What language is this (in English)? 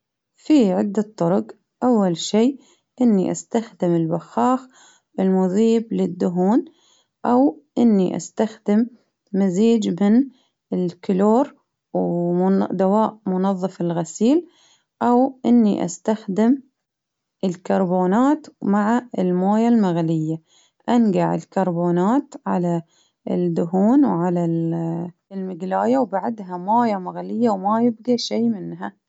Baharna Arabic